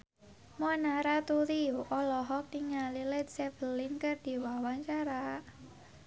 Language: Sundanese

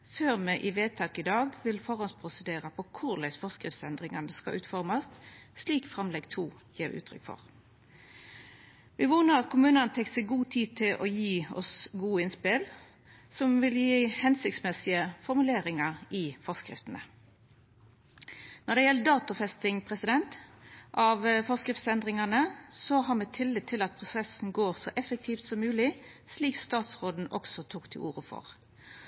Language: Norwegian Nynorsk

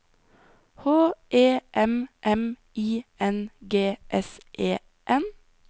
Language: Norwegian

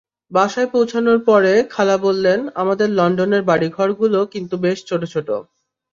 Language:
Bangla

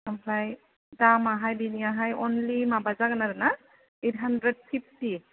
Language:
Bodo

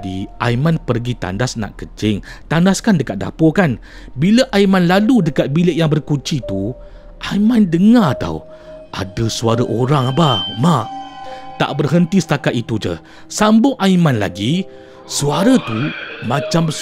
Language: Malay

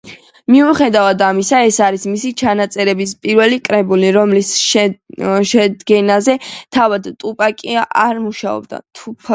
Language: Georgian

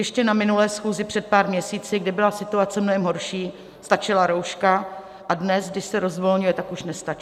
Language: Czech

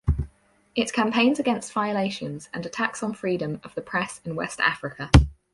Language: English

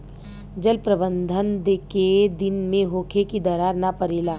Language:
Bhojpuri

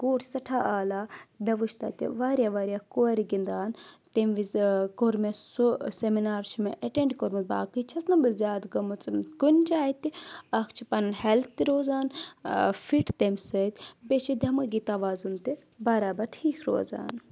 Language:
Kashmiri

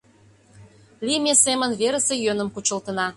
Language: Mari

